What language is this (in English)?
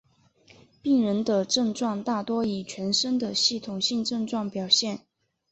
Chinese